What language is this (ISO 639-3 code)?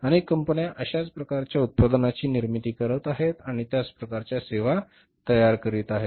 mar